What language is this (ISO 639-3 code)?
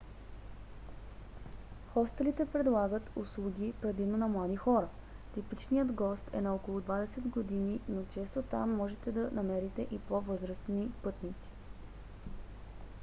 bul